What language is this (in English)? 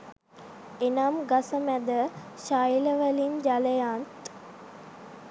Sinhala